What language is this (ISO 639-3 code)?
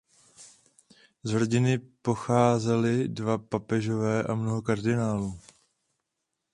ces